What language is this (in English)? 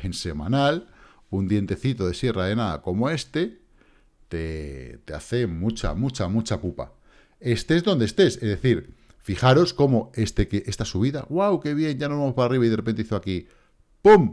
Spanish